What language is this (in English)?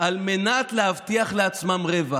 Hebrew